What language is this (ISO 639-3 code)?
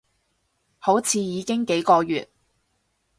yue